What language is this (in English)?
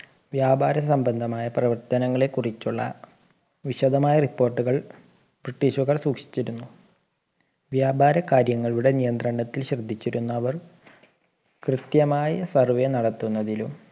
Malayalam